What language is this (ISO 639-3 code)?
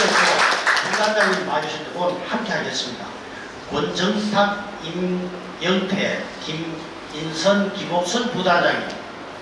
kor